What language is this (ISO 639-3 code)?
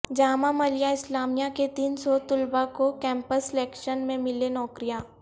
urd